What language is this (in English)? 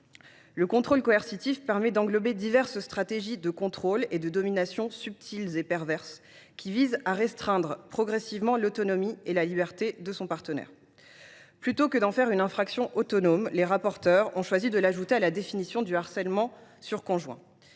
French